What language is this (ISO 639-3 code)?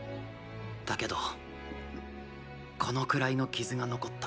jpn